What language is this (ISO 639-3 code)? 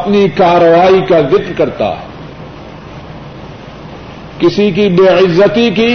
urd